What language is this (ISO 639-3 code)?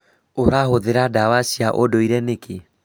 kik